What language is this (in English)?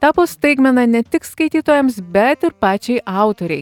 Lithuanian